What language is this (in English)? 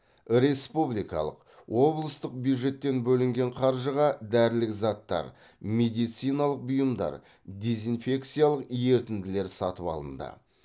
Kazakh